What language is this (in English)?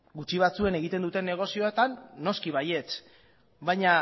Basque